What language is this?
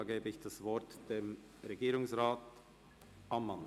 Swiss German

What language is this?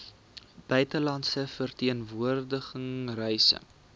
Afrikaans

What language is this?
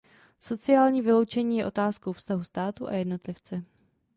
Czech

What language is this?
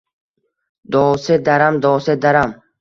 Uzbek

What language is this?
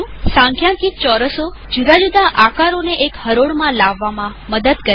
Gujarati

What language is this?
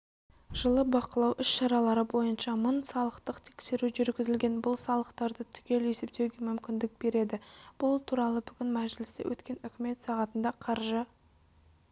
Kazakh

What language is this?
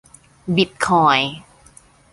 Thai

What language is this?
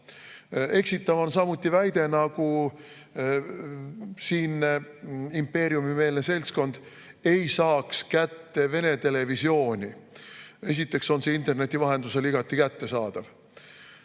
Estonian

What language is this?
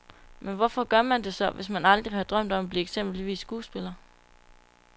Danish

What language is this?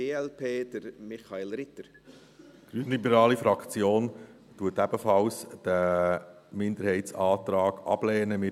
Swiss German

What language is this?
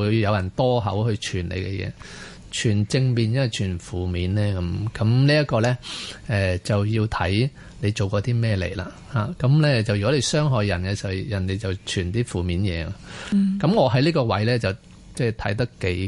Chinese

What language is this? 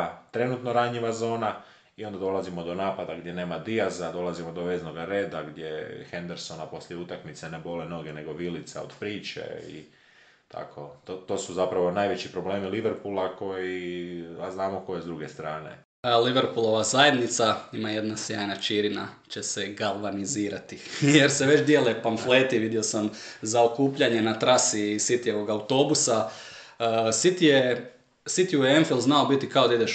Croatian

